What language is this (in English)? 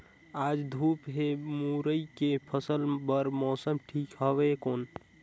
Chhattisgarhi